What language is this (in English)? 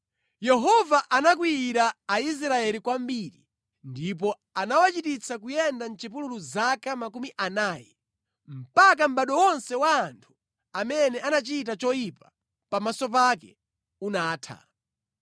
Nyanja